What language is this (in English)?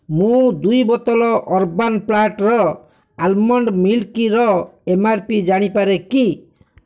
Odia